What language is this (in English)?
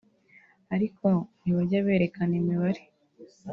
Kinyarwanda